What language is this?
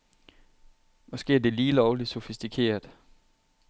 Danish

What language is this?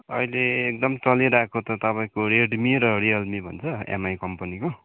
Nepali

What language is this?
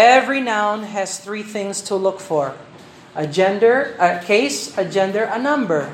Filipino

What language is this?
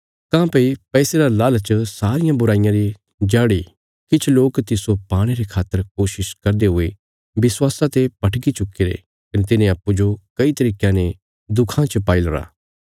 Bilaspuri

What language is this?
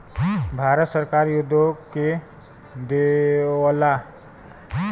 Bhojpuri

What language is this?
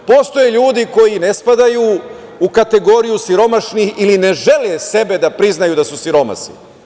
Serbian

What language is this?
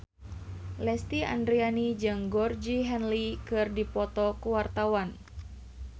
Sundanese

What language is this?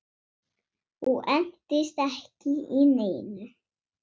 Icelandic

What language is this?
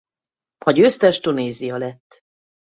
Hungarian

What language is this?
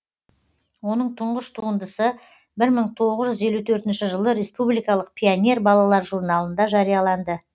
Kazakh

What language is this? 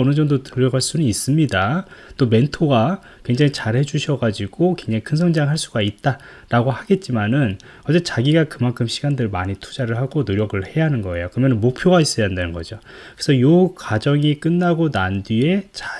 Korean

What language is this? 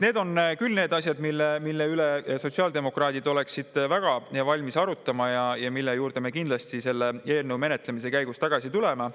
Estonian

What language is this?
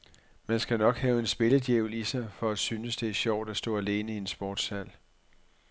Danish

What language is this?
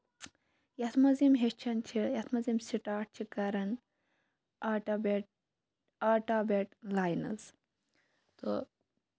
Kashmiri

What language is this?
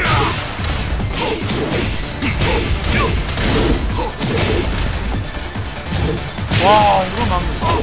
Korean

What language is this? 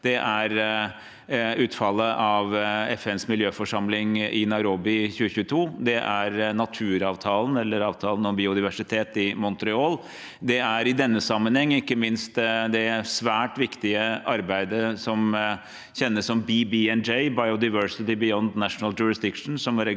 Norwegian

